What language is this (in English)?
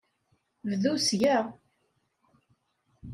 Kabyle